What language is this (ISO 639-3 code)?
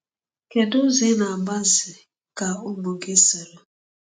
ibo